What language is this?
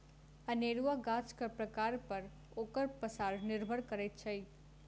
Maithili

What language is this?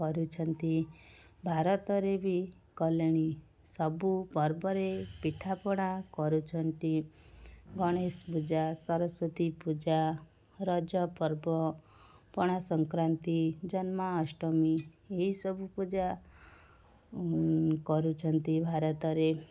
Odia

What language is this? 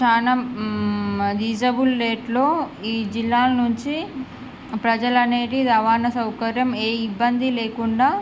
Telugu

